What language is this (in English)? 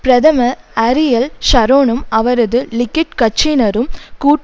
Tamil